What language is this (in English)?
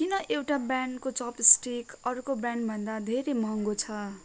Nepali